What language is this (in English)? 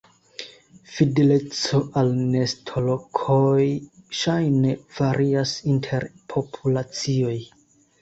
Esperanto